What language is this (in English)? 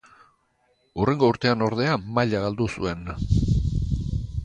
Basque